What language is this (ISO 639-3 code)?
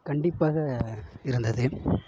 tam